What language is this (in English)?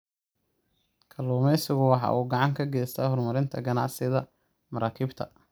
Somali